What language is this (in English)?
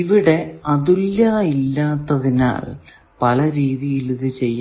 Malayalam